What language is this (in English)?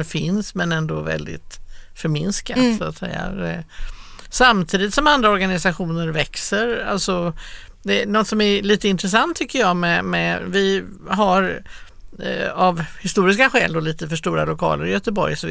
Swedish